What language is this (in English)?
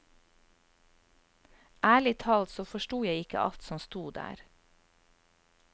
Norwegian